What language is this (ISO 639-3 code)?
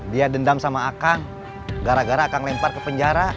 ind